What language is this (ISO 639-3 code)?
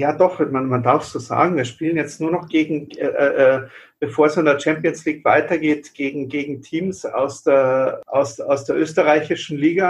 deu